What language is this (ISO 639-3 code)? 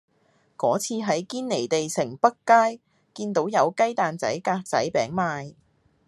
yue